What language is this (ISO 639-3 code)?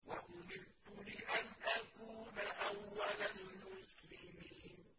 ara